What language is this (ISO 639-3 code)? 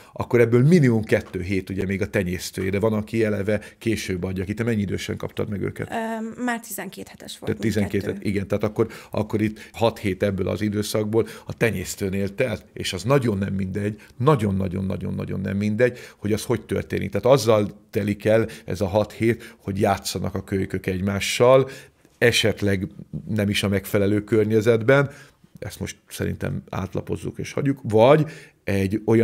hun